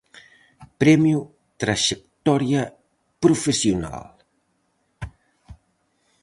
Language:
Galician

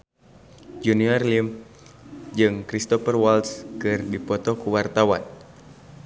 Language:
Sundanese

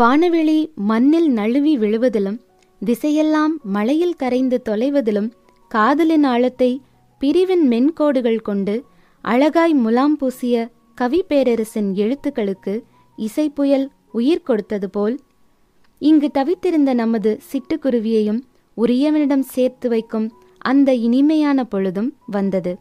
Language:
Tamil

